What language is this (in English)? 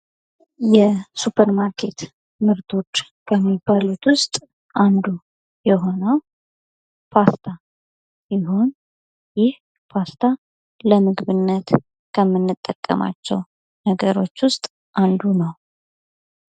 Amharic